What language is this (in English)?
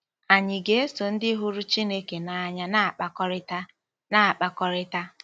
Igbo